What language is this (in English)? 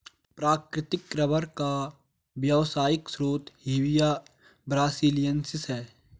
Hindi